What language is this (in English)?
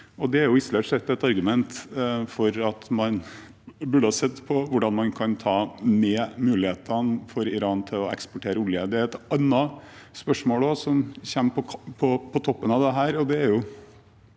Norwegian